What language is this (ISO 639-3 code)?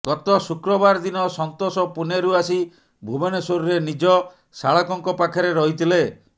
ori